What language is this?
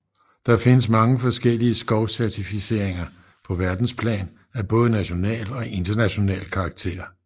Danish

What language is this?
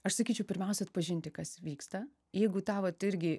Lithuanian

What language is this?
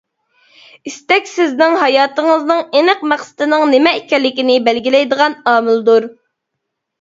Uyghur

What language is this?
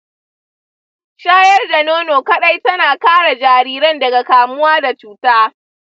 Hausa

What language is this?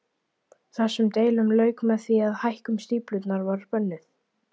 Icelandic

